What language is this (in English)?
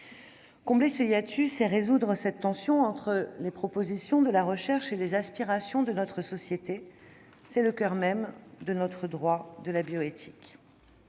French